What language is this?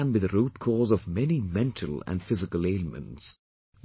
English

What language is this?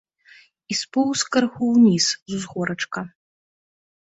Belarusian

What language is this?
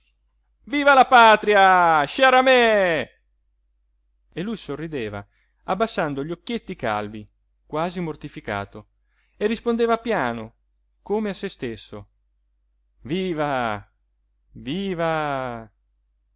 Italian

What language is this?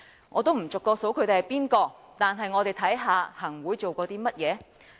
Cantonese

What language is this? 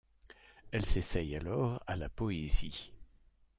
French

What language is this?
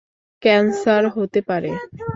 Bangla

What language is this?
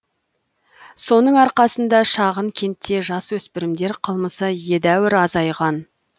Kazakh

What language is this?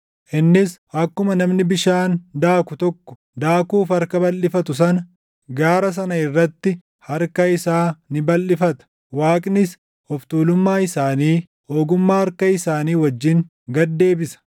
Oromo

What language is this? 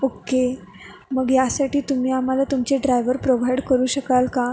Marathi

